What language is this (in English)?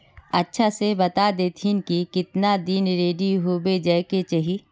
Magahi